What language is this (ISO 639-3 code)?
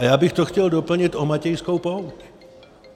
ces